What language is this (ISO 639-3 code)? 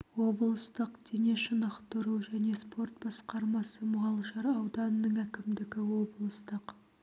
kaz